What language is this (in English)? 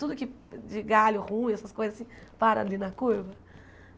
Portuguese